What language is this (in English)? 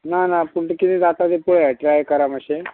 Konkani